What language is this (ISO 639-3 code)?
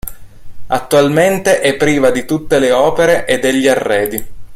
ita